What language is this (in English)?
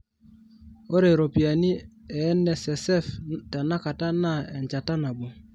Masai